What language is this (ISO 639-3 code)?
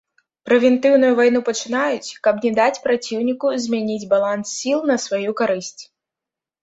bel